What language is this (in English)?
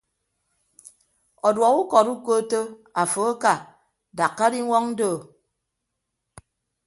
Ibibio